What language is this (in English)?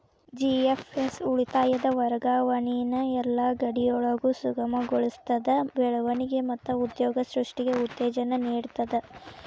Kannada